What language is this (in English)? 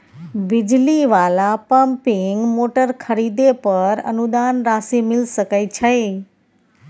Maithili